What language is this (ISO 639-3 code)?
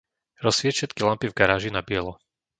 slk